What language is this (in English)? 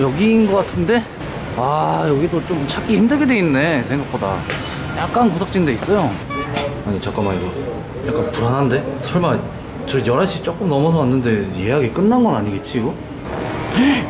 Korean